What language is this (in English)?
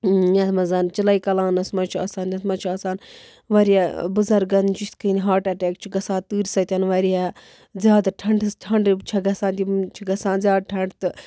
Kashmiri